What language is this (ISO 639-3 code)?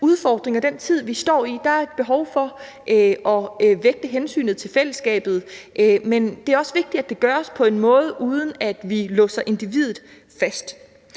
dan